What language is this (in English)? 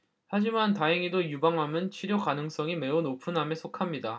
Korean